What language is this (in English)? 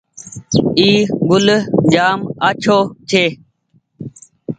Goaria